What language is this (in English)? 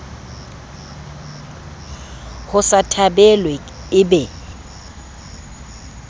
Southern Sotho